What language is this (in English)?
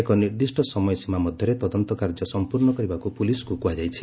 Odia